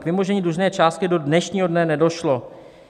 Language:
Czech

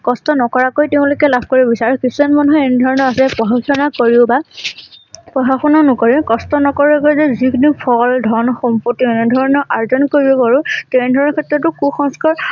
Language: Assamese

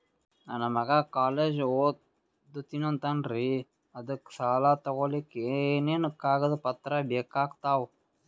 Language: Kannada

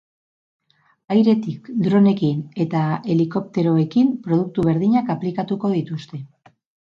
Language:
Basque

